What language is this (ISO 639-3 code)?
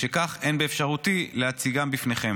heb